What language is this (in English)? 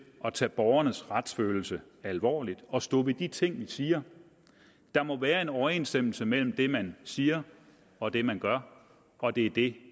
Danish